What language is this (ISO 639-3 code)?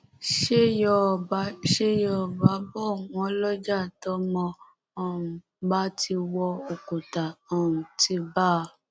yor